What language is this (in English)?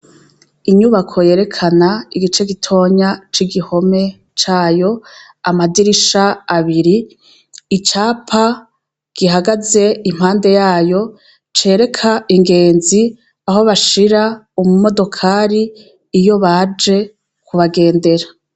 Rundi